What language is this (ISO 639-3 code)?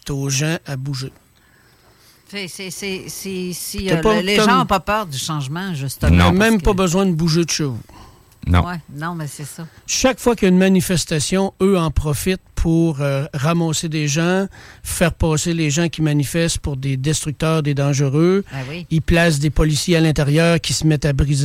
fra